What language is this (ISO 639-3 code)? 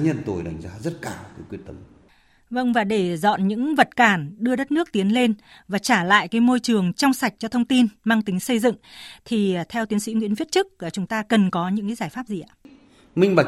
vie